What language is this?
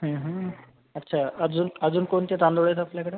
Marathi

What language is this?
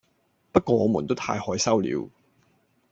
Cantonese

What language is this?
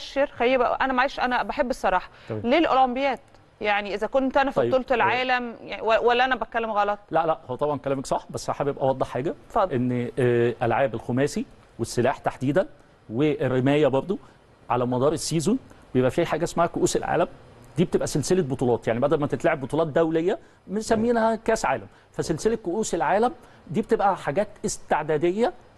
Arabic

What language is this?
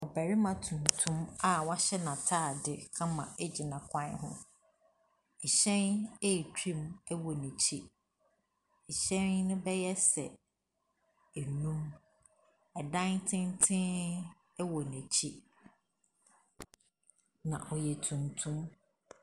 Akan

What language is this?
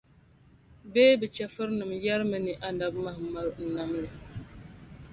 Dagbani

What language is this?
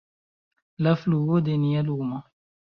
Esperanto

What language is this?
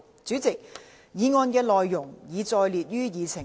Cantonese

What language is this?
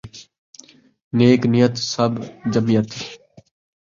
Saraiki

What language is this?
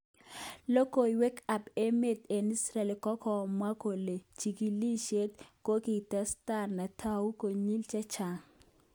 Kalenjin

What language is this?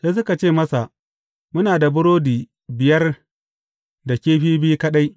Hausa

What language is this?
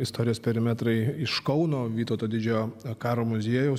Lithuanian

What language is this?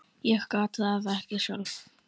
Icelandic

